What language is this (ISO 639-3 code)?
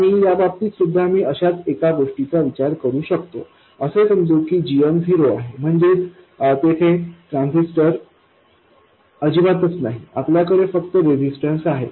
mar